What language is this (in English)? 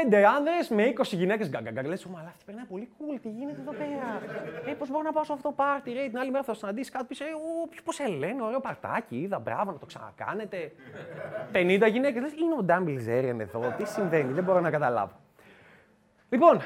Greek